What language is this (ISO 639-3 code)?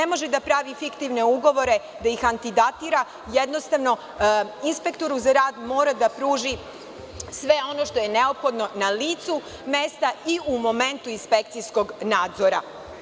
srp